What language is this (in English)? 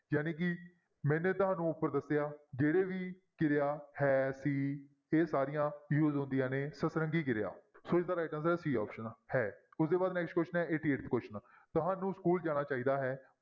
Punjabi